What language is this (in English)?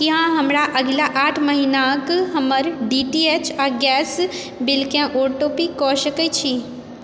Maithili